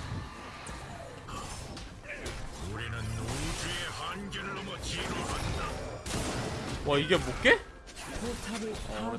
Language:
Korean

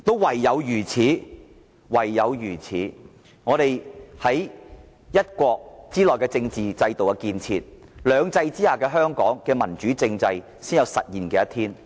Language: Cantonese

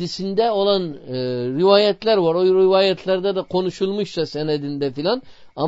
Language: Turkish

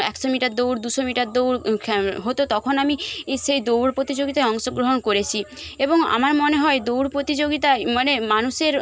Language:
Bangla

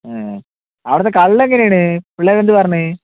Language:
Malayalam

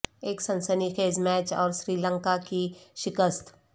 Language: Urdu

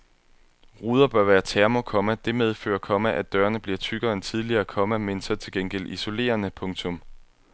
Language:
Danish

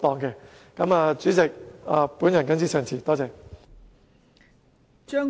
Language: Cantonese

